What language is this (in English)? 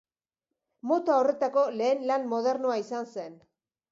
Basque